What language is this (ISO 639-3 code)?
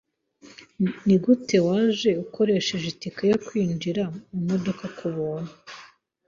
kin